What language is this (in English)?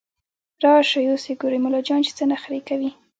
Pashto